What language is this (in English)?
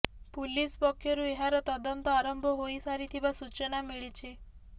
Odia